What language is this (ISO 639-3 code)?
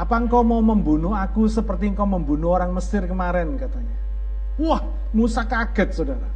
ind